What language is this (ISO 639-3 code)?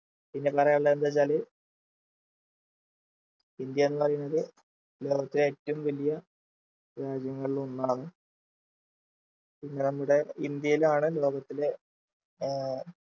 mal